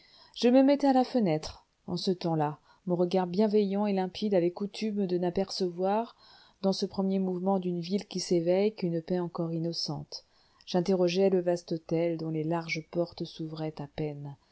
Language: French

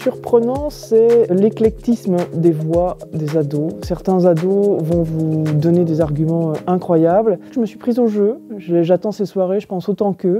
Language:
French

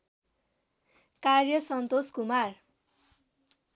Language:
Nepali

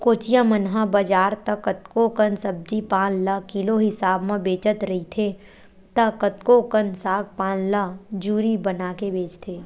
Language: Chhattisgarhi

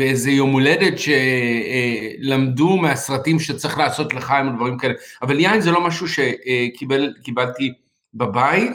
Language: Hebrew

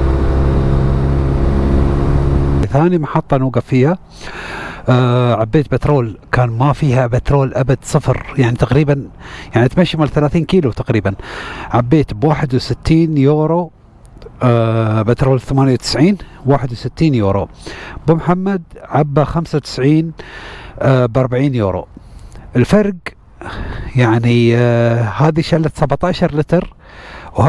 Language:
Arabic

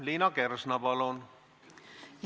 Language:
Estonian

